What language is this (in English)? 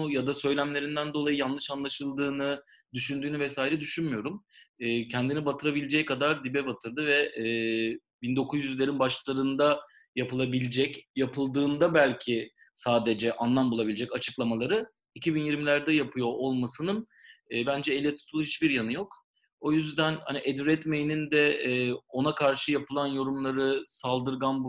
Turkish